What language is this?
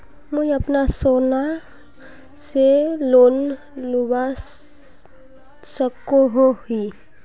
Magahi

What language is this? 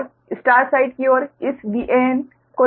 Hindi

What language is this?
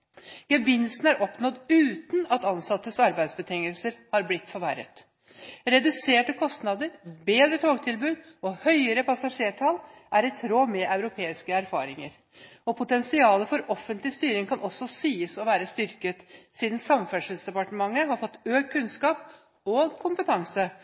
Norwegian Bokmål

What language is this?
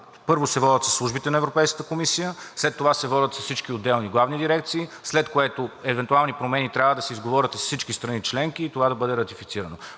Bulgarian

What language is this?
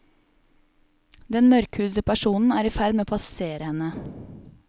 Norwegian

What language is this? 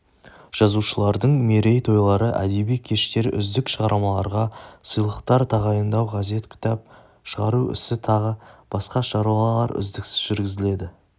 Kazakh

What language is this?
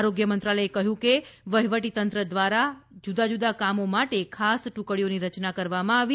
Gujarati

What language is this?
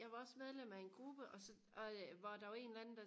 Danish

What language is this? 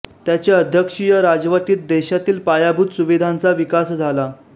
Marathi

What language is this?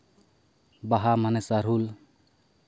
Santali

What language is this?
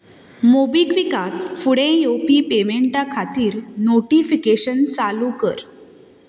Konkani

